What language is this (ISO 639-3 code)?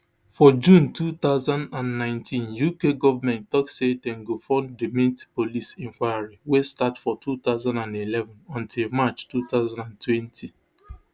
pcm